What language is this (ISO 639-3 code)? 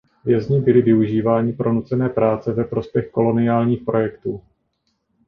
ces